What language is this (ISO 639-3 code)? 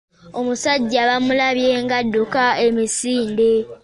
lug